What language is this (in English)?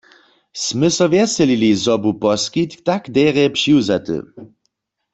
Upper Sorbian